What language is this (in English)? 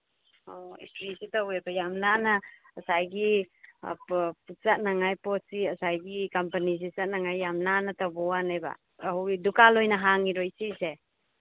Manipuri